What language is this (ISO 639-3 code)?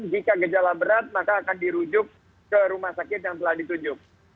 ind